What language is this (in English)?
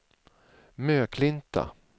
Swedish